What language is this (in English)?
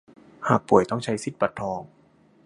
Thai